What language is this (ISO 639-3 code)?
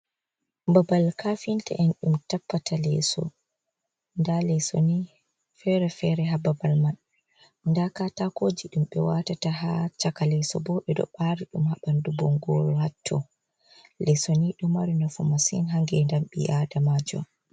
ful